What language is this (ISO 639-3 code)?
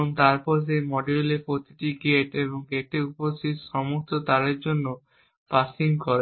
ben